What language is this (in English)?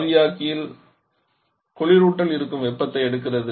Tamil